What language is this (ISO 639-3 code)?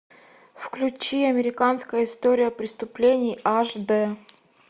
rus